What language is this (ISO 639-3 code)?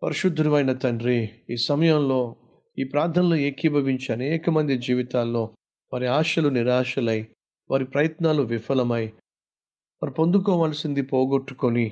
tel